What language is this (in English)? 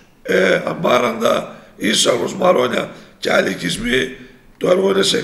Greek